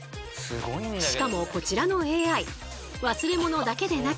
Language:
Japanese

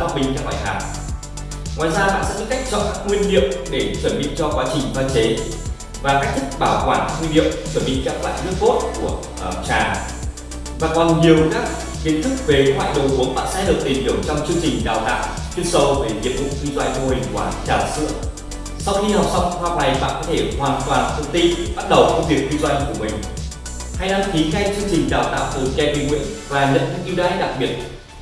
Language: Vietnamese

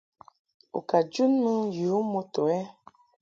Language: Mungaka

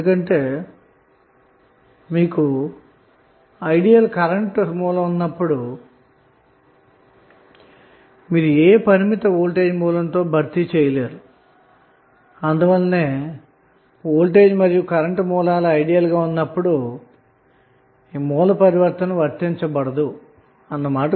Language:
Telugu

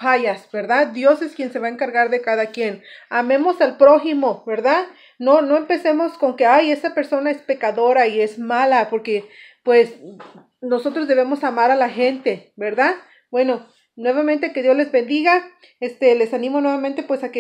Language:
Spanish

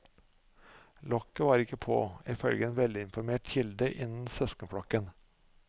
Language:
Norwegian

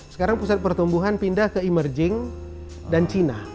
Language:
Indonesian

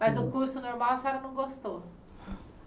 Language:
Portuguese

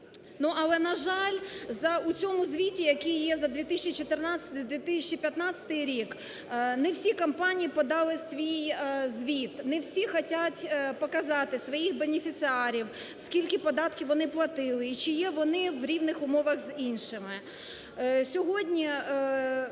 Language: Ukrainian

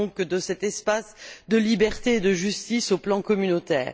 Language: French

